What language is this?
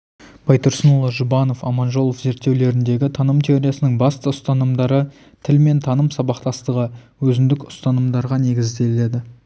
Kazakh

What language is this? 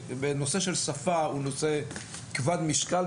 Hebrew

